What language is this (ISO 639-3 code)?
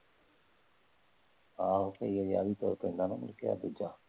pan